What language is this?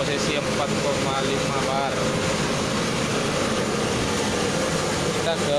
Indonesian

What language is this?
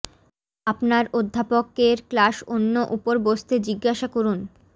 Bangla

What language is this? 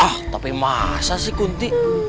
Indonesian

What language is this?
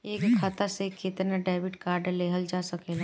Bhojpuri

